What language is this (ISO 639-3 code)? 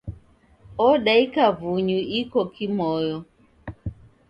dav